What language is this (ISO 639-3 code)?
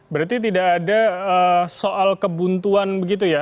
ind